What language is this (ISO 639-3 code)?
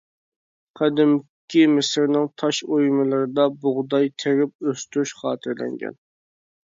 uig